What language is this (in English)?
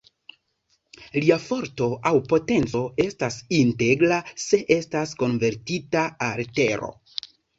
Esperanto